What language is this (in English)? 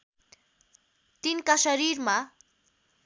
Nepali